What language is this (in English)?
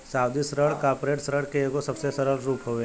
Bhojpuri